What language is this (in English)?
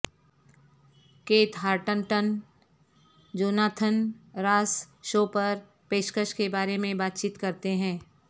Urdu